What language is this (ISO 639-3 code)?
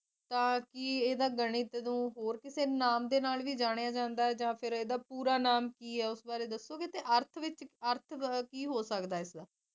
pan